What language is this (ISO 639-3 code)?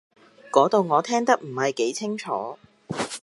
yue